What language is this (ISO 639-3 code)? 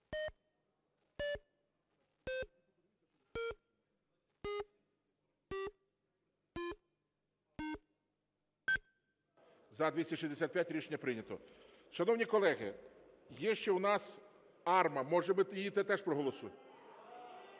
ukr